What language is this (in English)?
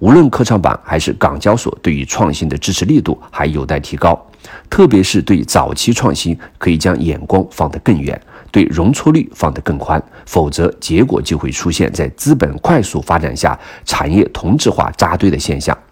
Chinese